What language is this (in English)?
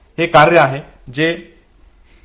Marathi